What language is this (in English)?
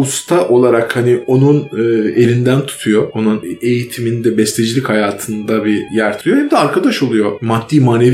Turkish